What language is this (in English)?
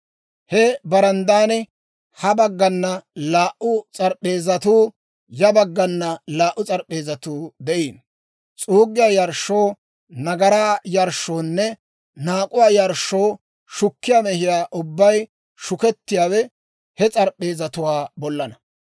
Dawro